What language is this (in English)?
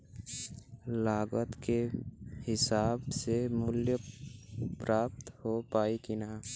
Bhojpuri